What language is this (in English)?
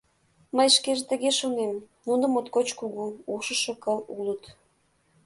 Mari